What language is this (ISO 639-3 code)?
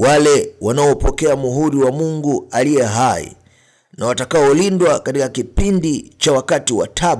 swa